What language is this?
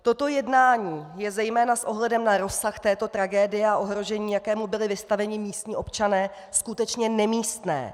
Czech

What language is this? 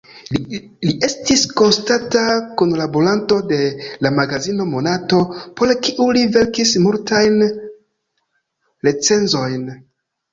Esperanto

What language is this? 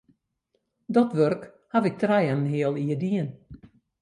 Western Frisian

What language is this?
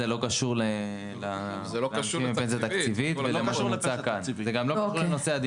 Hebrew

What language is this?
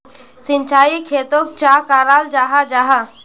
Magahi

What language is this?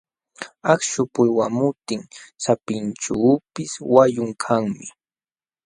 Jauja Wanca Quechua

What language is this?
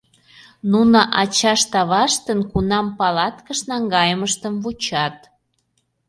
Mari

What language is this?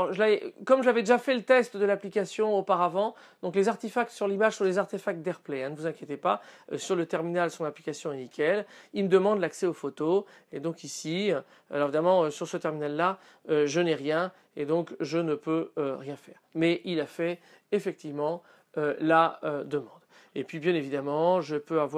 French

